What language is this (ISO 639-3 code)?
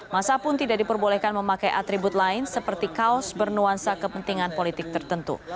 ind